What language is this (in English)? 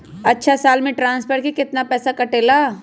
Magahi